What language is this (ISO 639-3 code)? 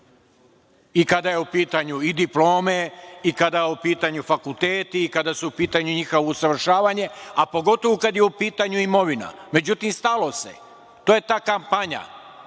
srp